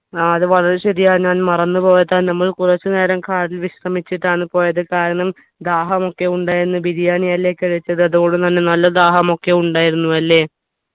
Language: Malayalam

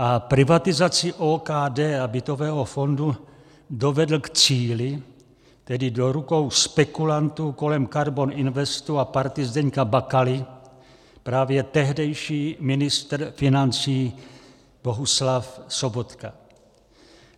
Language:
Czech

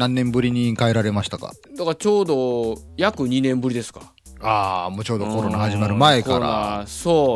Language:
Japanese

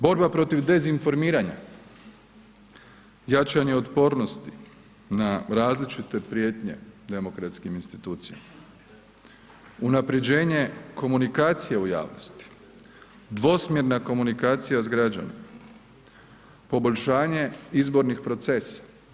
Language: Croatian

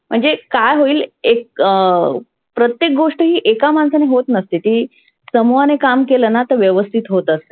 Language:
Marathi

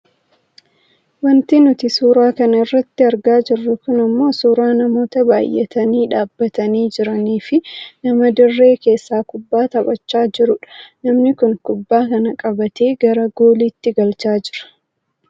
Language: Oromo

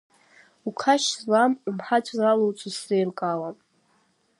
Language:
Abkhazian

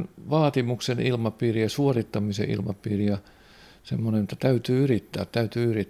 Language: Finnish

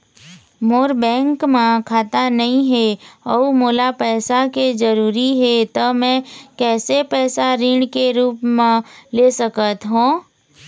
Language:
Chhattisgarhi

